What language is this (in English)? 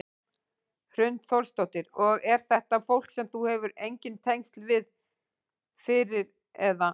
Icelandic